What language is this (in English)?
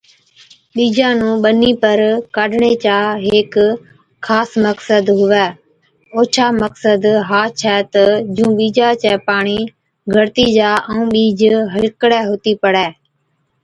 Od